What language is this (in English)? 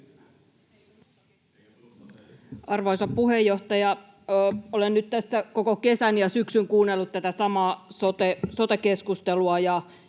Finnish